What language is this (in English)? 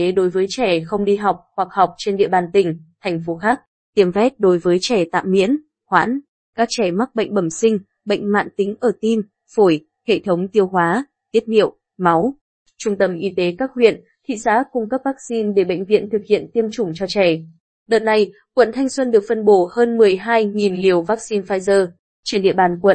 Vietnamese